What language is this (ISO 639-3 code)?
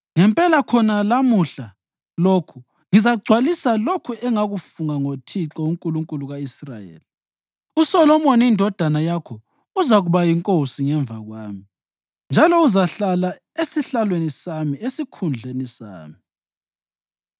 nde